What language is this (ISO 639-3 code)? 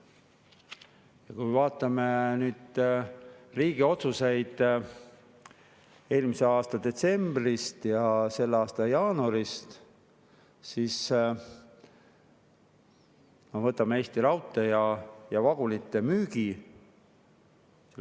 est